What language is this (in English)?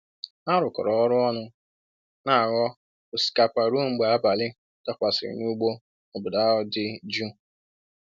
Igbo